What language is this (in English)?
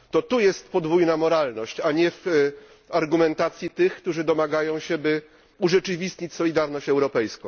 Polish